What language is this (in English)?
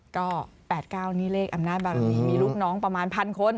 Thai